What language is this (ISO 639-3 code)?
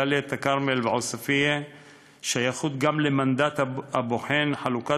heb